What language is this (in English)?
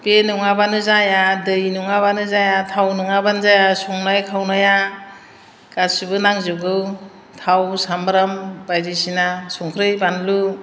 Bodo